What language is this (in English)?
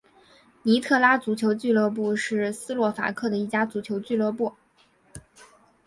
Chinese